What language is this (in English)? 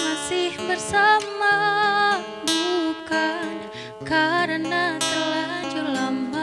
Indonesian